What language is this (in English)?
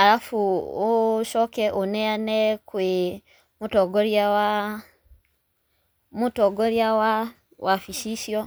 Kikuyu